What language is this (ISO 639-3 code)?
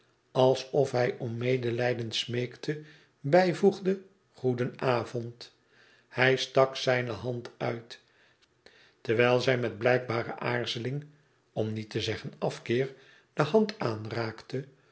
nld